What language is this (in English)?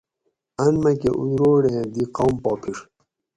Gawri